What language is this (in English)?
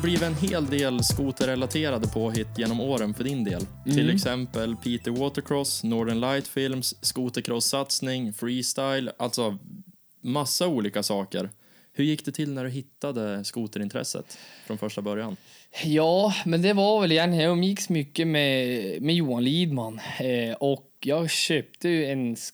Swedish